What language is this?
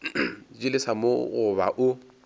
Northern Sotho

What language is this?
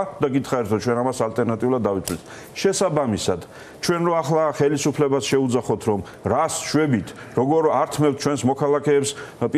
Romanian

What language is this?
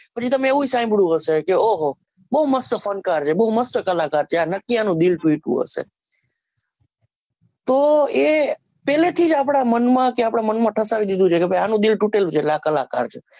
Gujarati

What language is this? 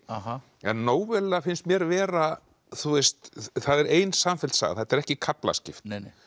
Icelandic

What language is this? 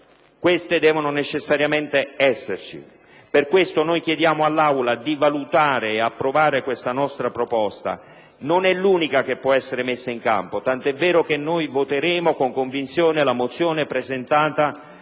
Italian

